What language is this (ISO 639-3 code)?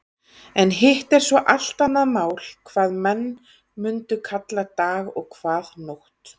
isl